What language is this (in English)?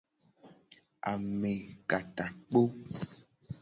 Gen